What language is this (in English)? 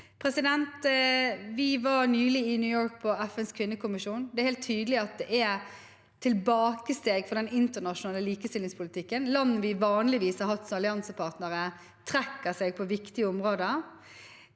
Norwegian